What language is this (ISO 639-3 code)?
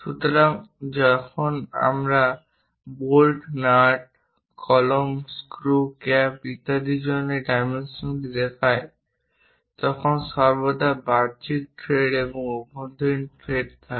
ben